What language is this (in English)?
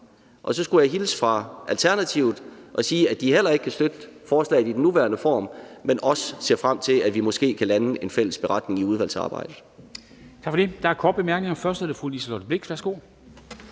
Danish